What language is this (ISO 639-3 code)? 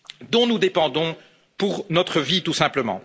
fra